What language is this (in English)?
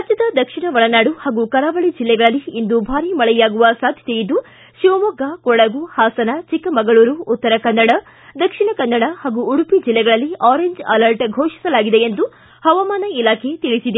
Kannada